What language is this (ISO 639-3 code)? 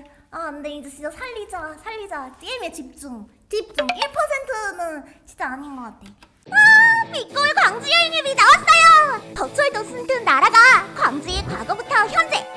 kor